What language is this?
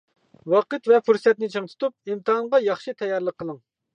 Uyghur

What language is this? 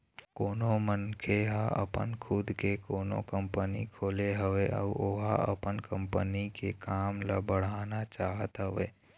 Chhattisgarhi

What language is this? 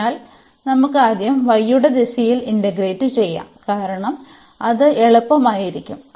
Malayalam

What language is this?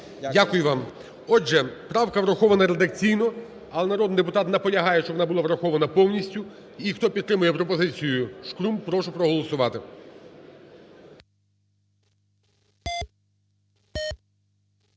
Ukrainian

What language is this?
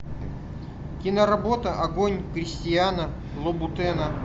Russian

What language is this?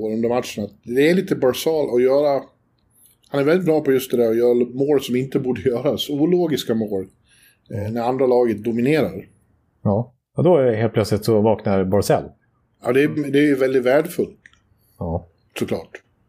Swedish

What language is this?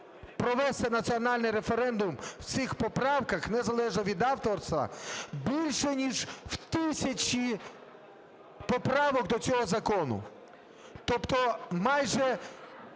Ukrainian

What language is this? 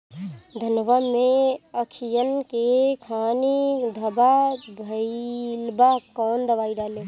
Bhojpuri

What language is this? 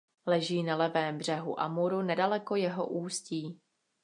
Czech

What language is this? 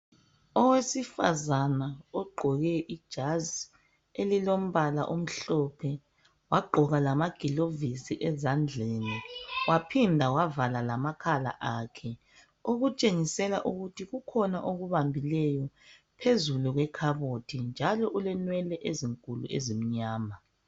North Ndebele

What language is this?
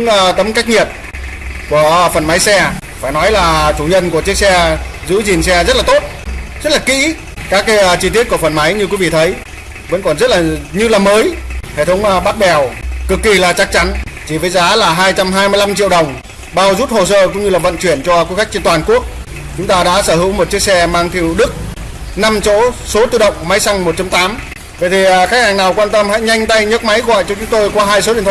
Vietnamese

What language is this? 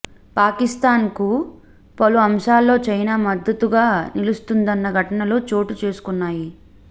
Telugu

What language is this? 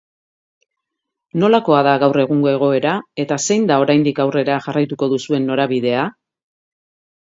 Basque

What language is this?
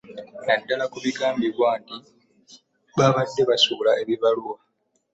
Ganda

